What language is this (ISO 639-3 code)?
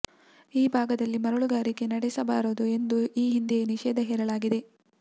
kan